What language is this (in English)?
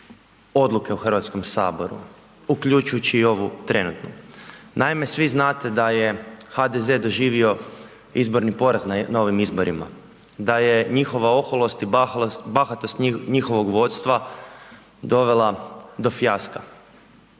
Croatian